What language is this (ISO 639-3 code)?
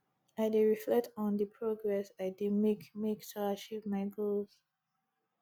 pcm